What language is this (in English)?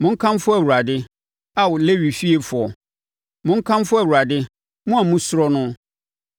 Akan